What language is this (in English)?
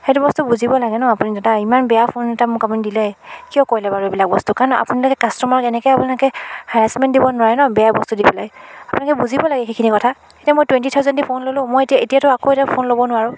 Assamese